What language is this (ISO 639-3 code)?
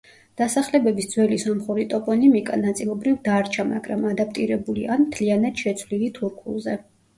kat